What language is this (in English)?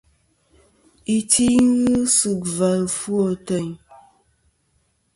Kom